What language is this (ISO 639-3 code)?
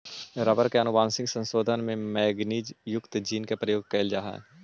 mag